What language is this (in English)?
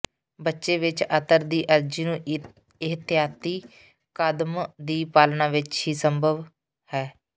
Punjabi